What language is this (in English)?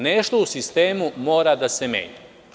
Serbian